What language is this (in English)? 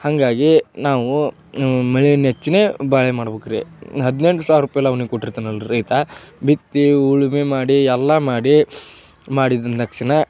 Kannada